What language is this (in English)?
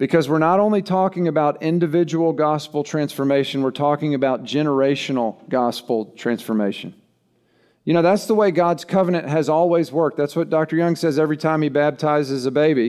English